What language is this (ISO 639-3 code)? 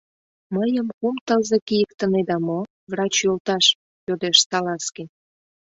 chm